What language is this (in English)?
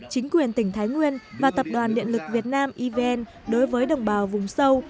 Vietnamese